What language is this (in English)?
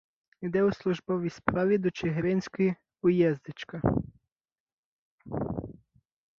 Ukrainian